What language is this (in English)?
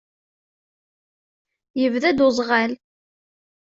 Kabyle